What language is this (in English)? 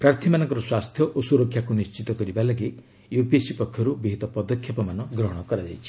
Odia